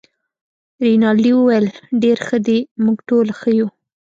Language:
Pashto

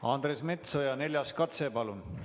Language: Estonian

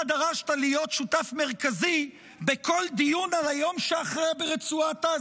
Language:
Hebrew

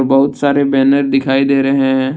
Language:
Hindi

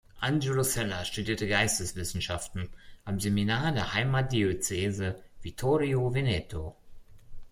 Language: German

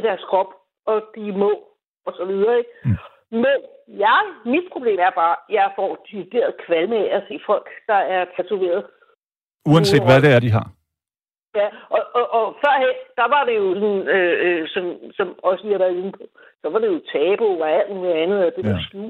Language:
Danish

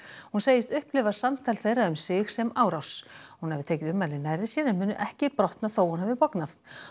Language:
Icelandic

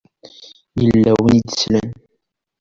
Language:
Kabyle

